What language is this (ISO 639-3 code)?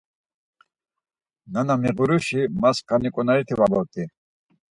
lzz